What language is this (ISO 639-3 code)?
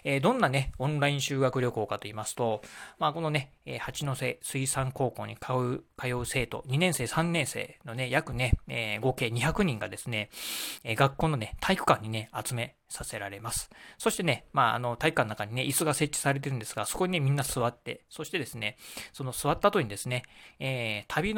jpn